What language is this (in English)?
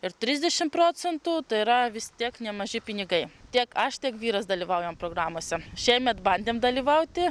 Lithuanian